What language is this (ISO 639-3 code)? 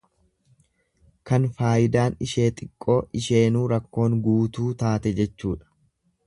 orm